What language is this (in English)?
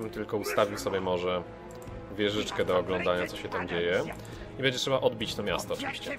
Polish